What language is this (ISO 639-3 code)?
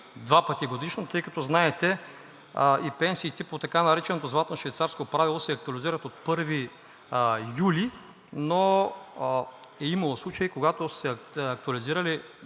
bul